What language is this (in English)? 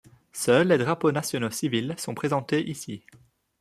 French